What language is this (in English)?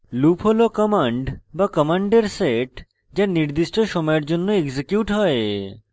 Bangla